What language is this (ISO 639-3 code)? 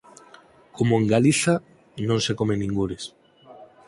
glg